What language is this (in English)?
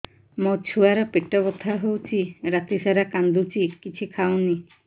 Odia